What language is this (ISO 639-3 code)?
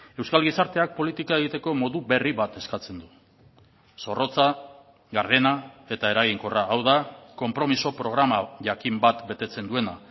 eus